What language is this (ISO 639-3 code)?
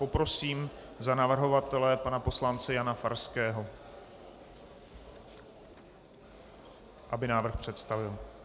ces